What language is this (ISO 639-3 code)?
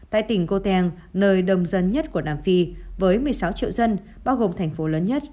vie